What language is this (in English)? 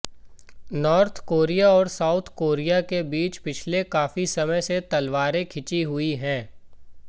Hindi